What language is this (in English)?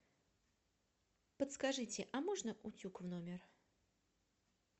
Russian